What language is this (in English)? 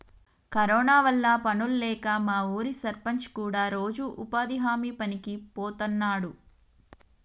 Telugu